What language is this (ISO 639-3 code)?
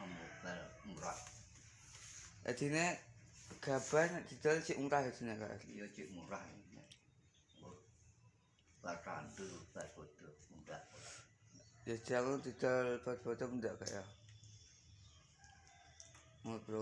ind